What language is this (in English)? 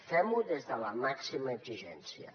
Catalan